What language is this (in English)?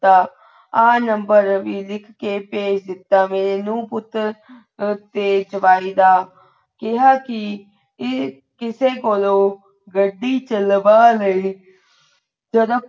Punjabi